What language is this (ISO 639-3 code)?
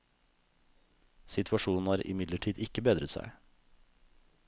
nor